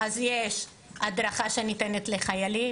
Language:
Hebrew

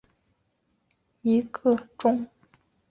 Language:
Chinese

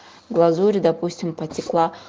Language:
Russian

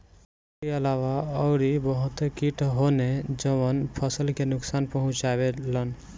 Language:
Bhojpuri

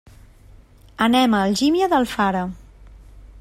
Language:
Catalan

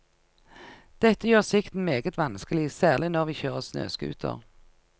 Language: Norwegian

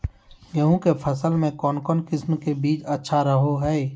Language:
Magahi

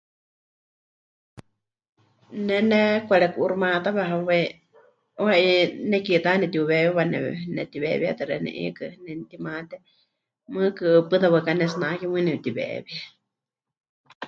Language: Huichol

